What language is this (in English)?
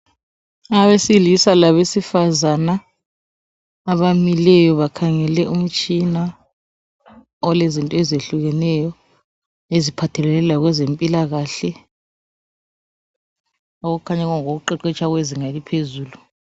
North Ndebele